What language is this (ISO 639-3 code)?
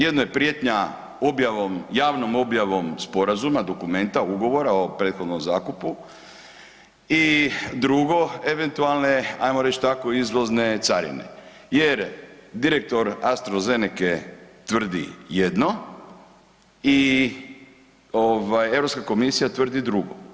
hrv